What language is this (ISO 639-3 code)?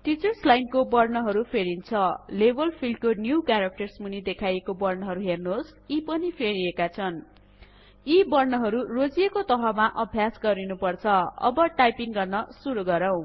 nep